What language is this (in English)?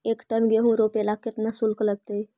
Magahi